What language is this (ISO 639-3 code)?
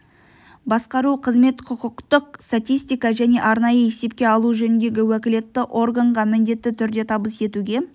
kaz